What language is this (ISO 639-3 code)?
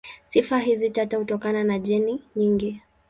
swa